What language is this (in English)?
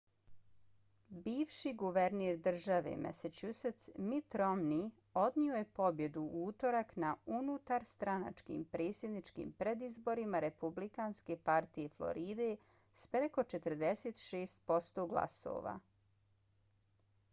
Bosnian